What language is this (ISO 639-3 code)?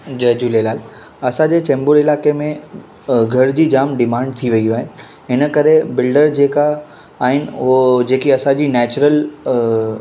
snd